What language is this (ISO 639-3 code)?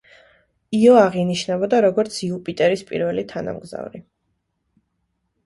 kat